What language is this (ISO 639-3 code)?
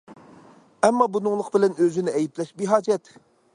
uig